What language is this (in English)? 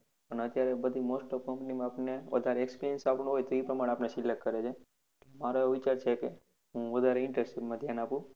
Gujarati